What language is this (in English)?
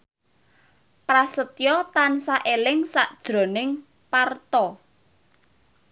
Javanese